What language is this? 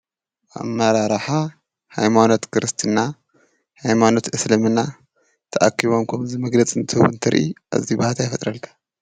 Tigrinya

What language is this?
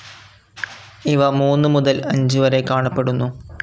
Malayalam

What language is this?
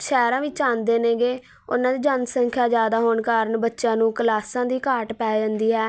Punjabi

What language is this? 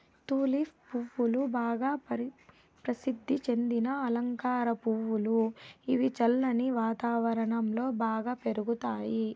Telugu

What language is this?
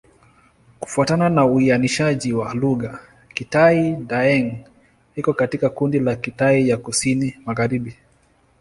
Swahili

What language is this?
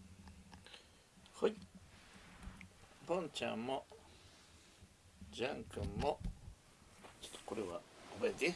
Japanese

